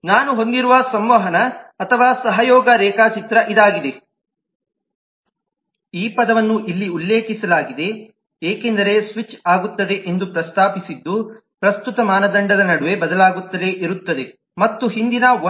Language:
Kannada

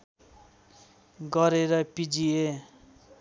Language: Nepali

